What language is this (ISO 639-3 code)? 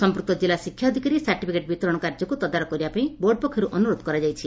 ori